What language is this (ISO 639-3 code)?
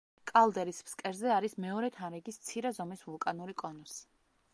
kat